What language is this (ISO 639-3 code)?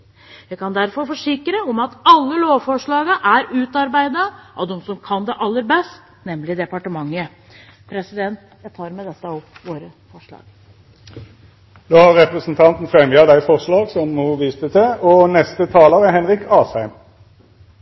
nor